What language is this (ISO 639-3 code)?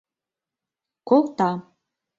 chm